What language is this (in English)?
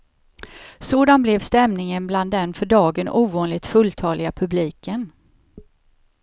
Swedish